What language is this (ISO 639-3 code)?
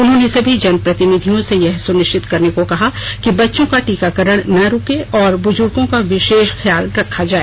hin